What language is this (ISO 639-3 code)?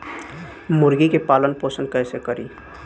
bho